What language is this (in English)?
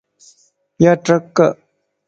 Lasi